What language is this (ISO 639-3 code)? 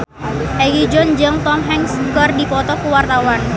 sun